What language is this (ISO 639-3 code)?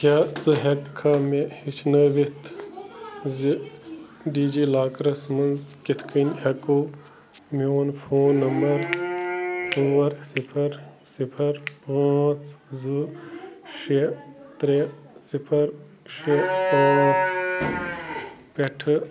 kas